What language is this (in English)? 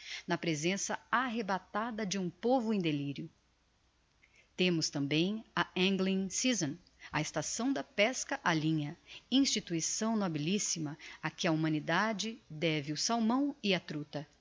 Portuguese